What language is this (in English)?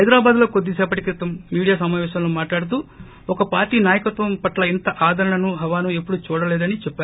Telugu